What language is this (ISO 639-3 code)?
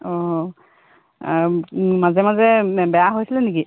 asm